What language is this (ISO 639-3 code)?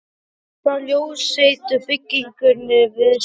isl